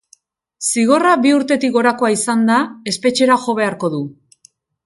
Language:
Basque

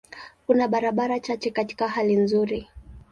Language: Swahili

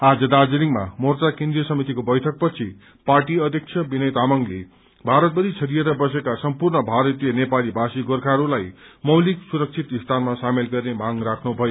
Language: Nepali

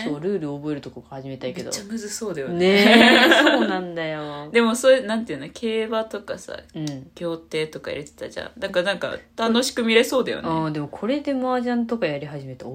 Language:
Japanese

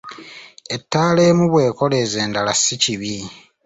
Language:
Ganda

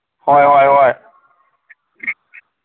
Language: Manipuri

